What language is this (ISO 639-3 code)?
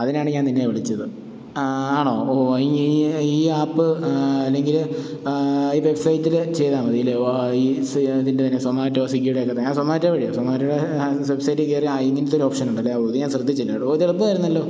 mal